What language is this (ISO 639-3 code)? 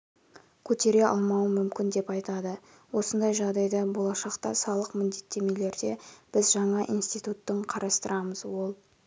kaz